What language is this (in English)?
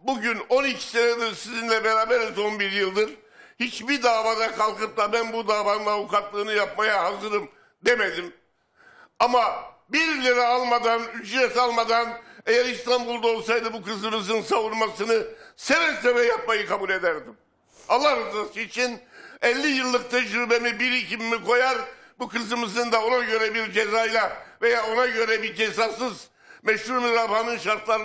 Turkish